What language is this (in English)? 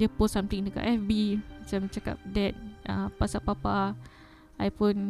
Malay